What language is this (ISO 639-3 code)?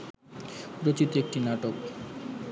ben